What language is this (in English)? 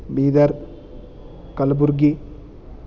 Sanskrit